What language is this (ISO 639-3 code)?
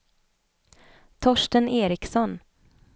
swe